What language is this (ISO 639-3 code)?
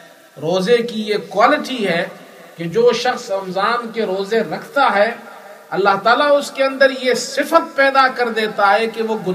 urd